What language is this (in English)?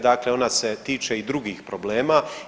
Croatian